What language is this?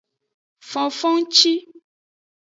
Aja (Benin)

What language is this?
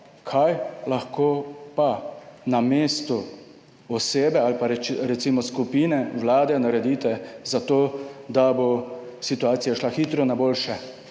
Slovenian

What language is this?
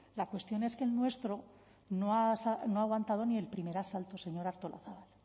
Spanish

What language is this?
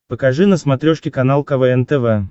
Russian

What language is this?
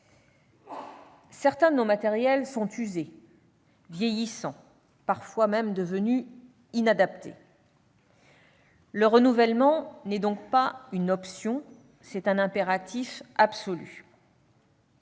French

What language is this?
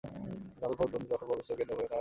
Bangla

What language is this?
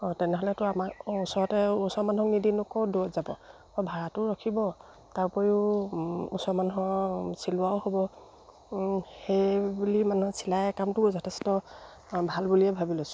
Assamese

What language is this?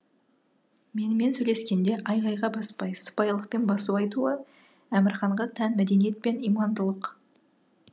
Kazakh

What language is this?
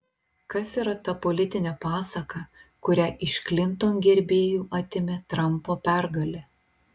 Lithuanian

